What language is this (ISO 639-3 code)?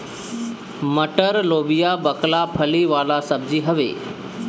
bho